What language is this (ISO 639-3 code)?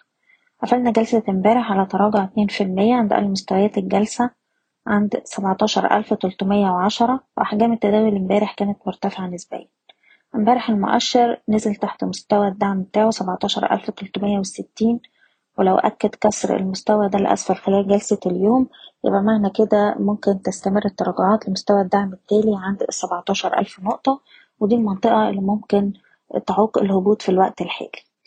ara